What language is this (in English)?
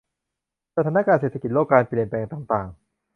Thai